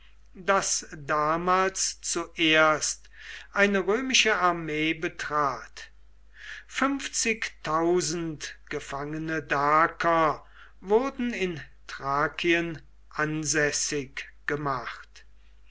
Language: German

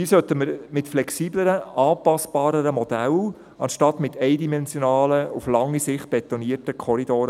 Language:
Swiss German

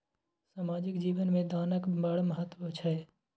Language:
Maithili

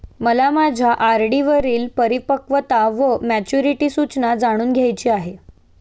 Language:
Marathi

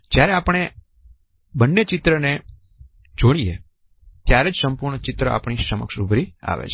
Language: Gujarati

